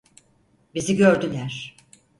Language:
Turkish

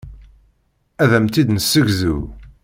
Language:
Kabyle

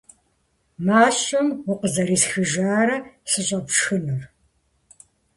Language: Kabardian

